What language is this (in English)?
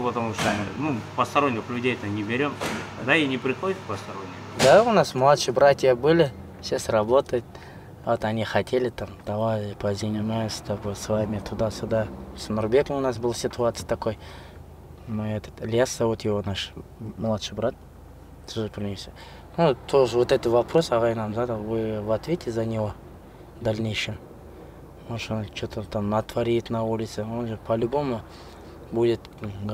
Russian